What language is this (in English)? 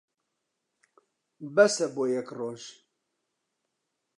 Central Kurdish